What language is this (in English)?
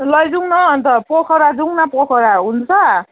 Nepali